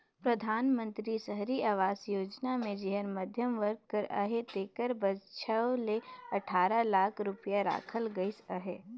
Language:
Chhattisgarhi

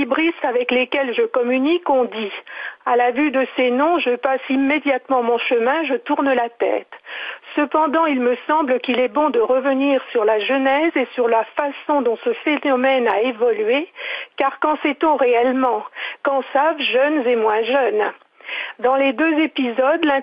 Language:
French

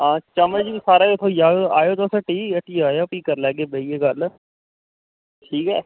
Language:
Dogri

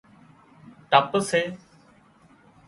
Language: Wadiyara Koli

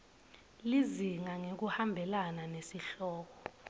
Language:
Swati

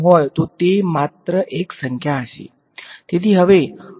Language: Gujarati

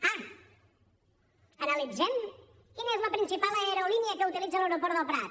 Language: Catalan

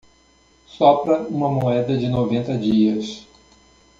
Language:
Portuguese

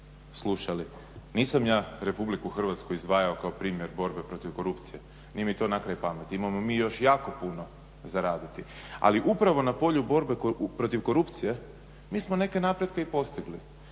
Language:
Croatian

